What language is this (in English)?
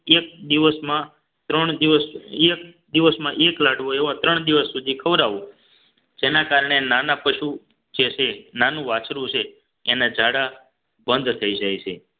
Gujarati